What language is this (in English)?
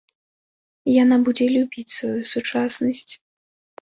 Belarusian